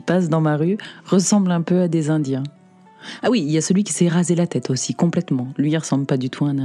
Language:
French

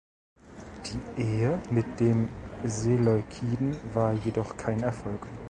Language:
German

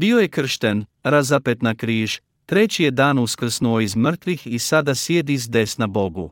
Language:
Croatian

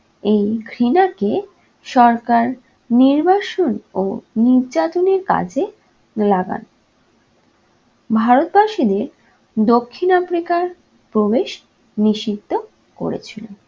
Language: Bangla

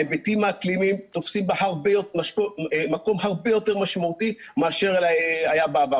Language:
Hebrew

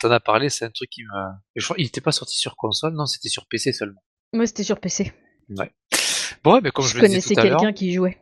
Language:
French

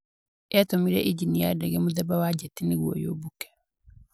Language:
Kikuyu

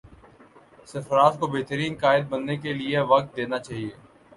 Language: Urdu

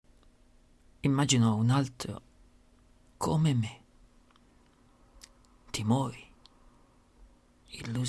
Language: Italian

